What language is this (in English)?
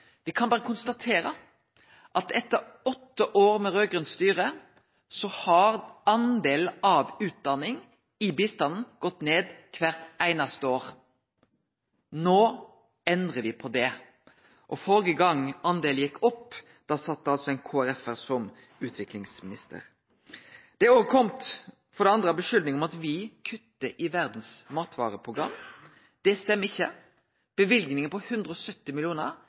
Norwegian Nynorsk